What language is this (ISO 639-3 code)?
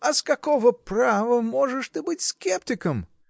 rus